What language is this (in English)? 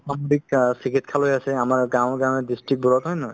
Assamese